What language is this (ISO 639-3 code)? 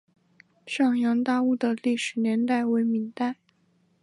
zho